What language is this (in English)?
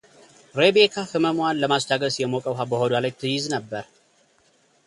Amharic